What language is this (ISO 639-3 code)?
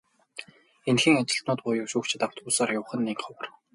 mon